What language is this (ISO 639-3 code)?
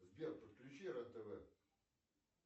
rus